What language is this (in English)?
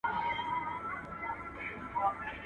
Pashto